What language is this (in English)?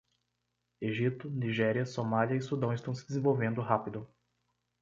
Portuguese